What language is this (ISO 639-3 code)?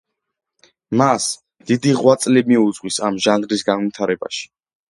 kat